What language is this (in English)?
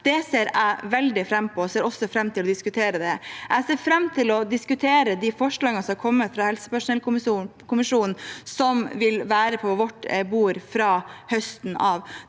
Norwegian